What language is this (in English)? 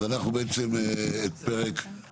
Hebrew